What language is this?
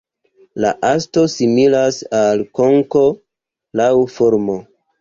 Esperanto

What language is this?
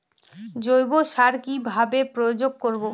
Bangla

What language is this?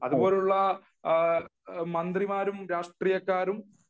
Malayalam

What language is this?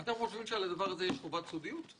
Hebrew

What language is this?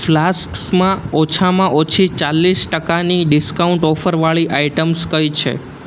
Gujarati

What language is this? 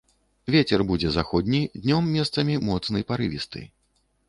Belarusian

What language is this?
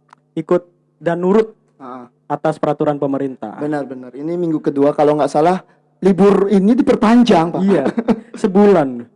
Indonesian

